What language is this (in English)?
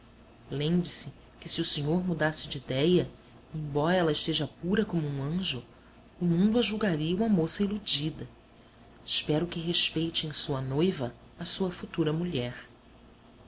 Portuguese